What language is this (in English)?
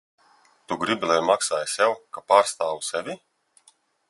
Latvian